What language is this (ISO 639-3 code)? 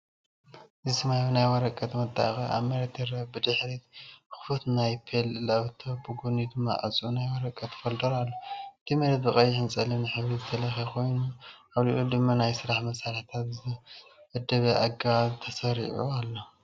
tir